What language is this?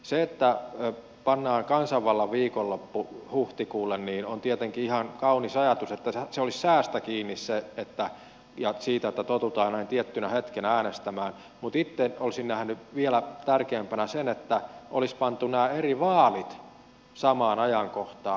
Finnish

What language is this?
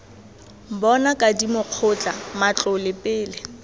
Tswana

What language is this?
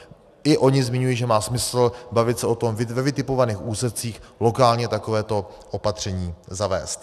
Czech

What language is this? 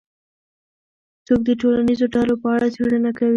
Pashto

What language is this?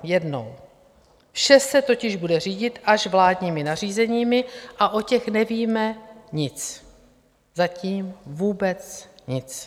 Czech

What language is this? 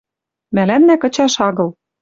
Western Mari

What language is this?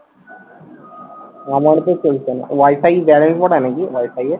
Bangla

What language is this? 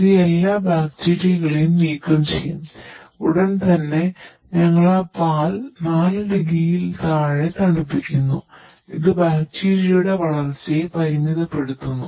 Malayalam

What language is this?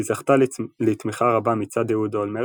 Hebrew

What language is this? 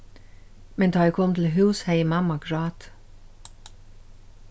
Faroese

